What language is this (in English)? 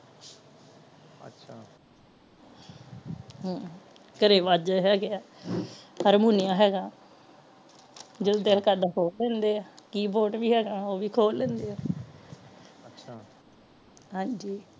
Punjabi